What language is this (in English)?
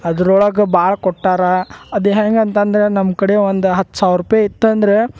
Kannada